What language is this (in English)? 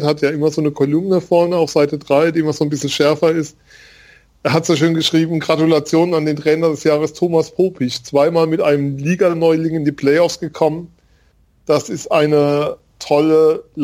German